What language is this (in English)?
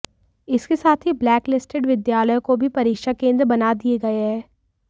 Hindi